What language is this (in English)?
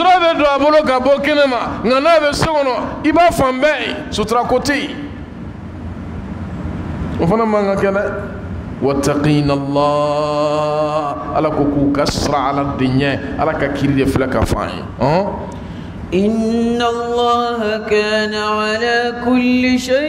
Arabic